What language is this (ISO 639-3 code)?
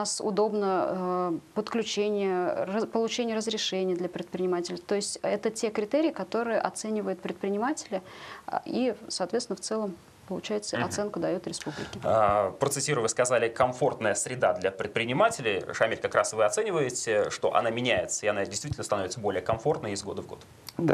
rus